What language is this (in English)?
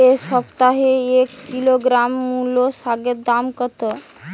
Bangla